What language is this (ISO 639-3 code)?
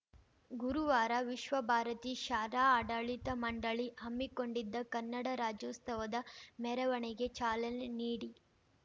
kan